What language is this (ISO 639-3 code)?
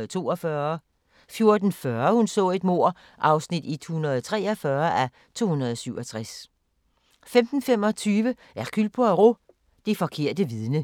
dan